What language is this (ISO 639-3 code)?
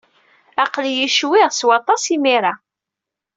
kab